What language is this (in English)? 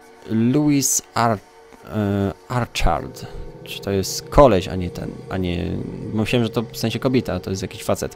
Polish